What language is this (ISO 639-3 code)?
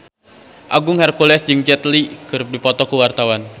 sun